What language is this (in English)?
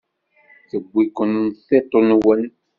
Kabyle